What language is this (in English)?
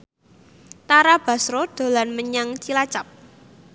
Javanese